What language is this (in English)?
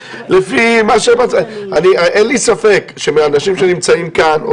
Hebrew